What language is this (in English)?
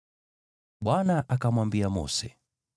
Swahili